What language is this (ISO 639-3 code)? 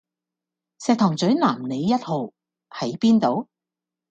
yue